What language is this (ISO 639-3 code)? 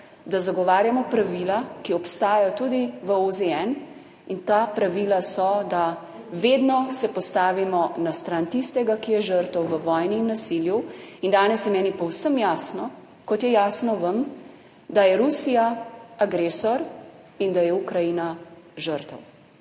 slv